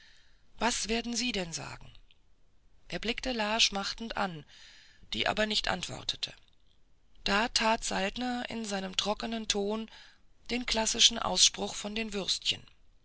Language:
German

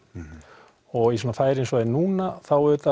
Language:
Icelandic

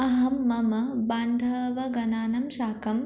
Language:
Sanskrit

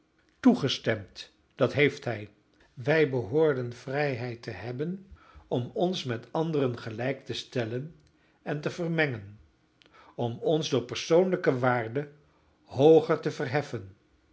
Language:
Dutch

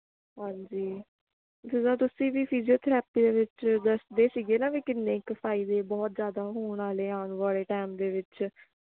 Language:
Punjabi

